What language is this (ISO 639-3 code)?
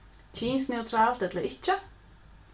fao